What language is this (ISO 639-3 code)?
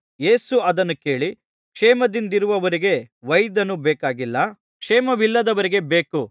kan